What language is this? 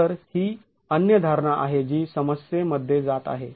Marathi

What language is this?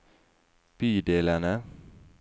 Norwegian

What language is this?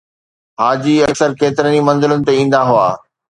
Sindhi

